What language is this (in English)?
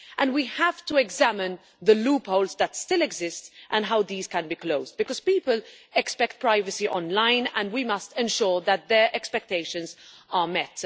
English